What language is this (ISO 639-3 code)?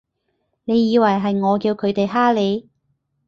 yue